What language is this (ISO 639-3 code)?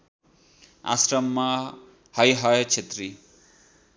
nep